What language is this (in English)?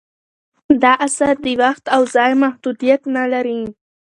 Pashto